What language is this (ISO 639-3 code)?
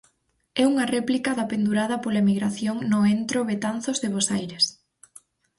glg